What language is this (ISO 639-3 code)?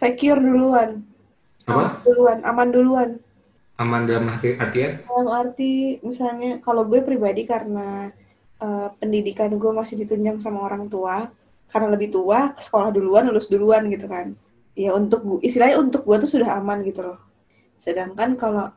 ind